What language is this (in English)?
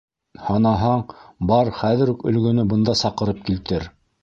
Bashkir